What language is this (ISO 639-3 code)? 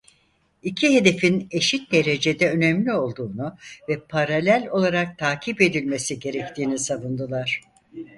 tur